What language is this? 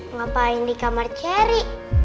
Indonesian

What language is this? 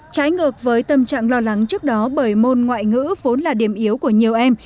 Vietnamese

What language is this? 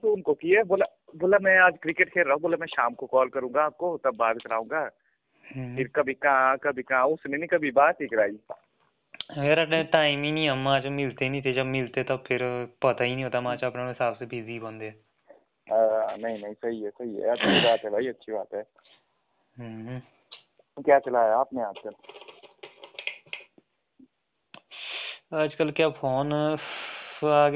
Hindi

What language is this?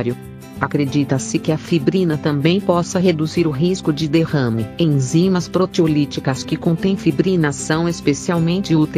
Portuguese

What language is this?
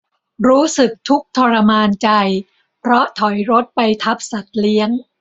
Thai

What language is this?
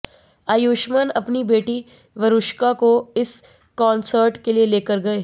Hindi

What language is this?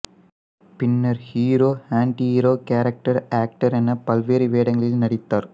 Tamil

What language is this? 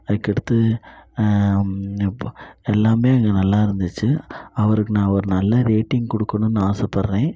Tamil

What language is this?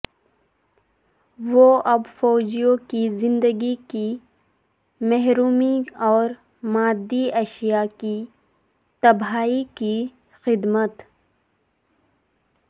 Urdu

